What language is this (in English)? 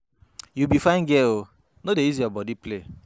Nigerian Pidgin